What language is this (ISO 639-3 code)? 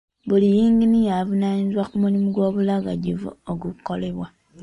lug